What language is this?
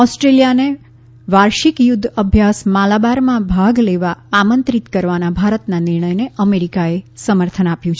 Gujarati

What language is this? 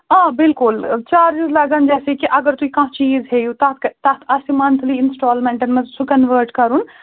Kashmiri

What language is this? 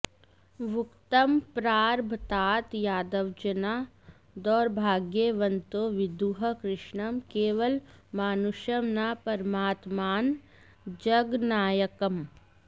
Sanskrit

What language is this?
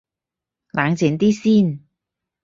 Cantonese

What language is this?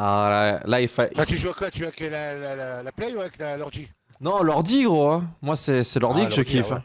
French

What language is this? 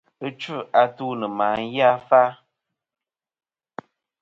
Kom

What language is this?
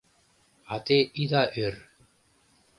Mari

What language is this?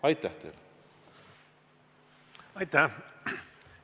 Estonian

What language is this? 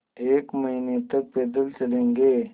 Hindi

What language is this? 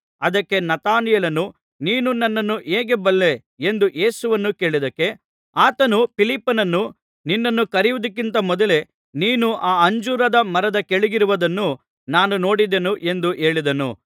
Kannada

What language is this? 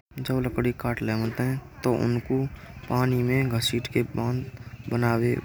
Braj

